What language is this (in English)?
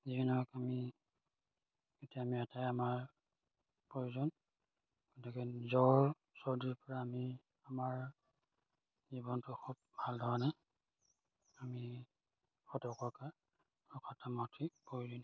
Assamese